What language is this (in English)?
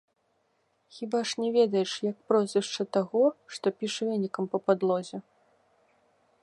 Belarusian